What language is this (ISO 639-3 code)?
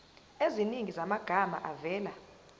zul